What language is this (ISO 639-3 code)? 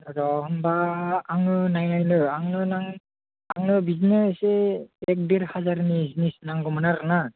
brx